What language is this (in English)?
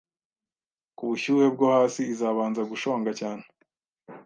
Kinyarwanda